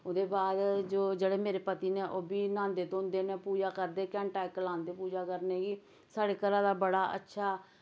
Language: Dogri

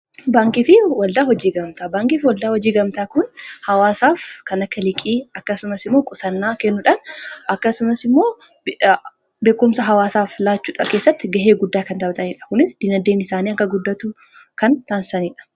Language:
Oromo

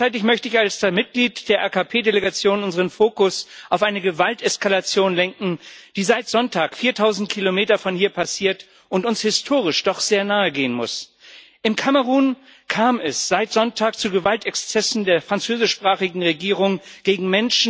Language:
German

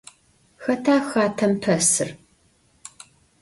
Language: Adyghe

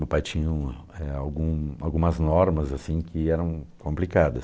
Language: Portuguese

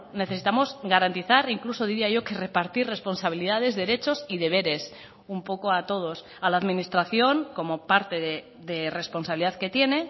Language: Spanish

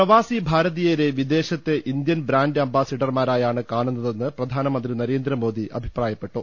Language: Malayalam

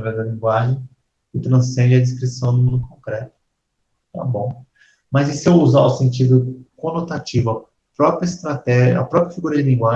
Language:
Portuguese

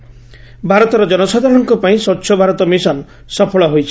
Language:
Odia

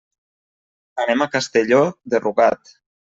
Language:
Catalan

